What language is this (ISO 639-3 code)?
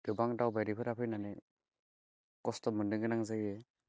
brx